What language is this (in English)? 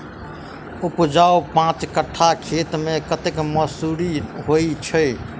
Maithili